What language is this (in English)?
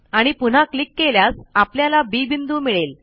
Marathi